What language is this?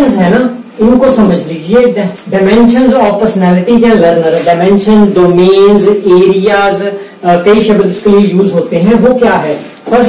Hindi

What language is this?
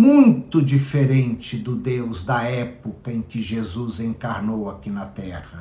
Portuguese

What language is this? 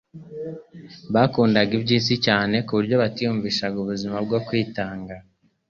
Kinyarwanda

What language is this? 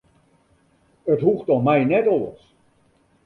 Western Frisian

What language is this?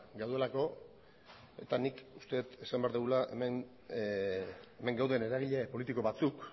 Basque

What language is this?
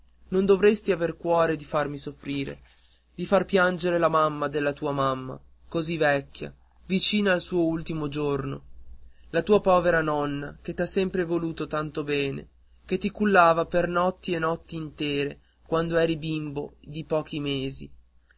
Italian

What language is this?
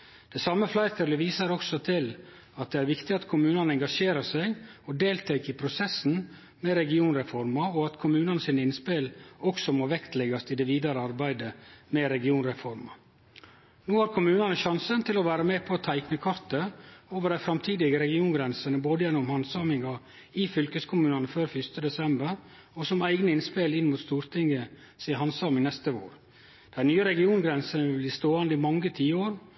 Norwegian Nynorsk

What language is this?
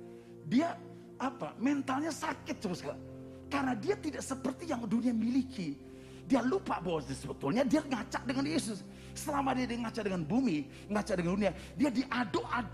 Indonesian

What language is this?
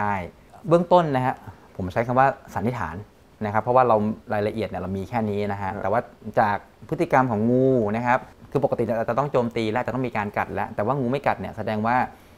Thai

